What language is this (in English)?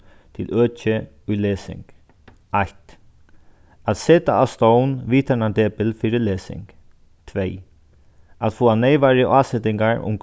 Faroese